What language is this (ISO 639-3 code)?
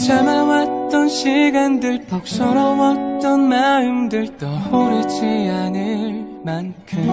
kor